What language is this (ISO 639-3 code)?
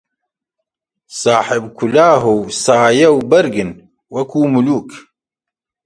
ckb